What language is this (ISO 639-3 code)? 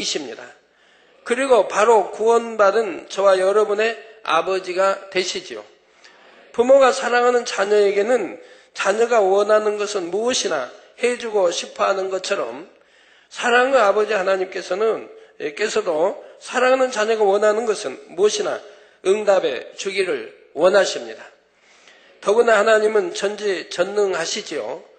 kor